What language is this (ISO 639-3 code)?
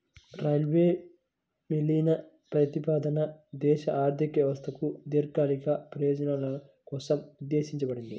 tel